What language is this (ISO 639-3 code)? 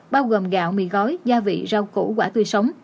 vie